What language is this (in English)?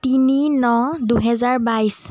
Assamese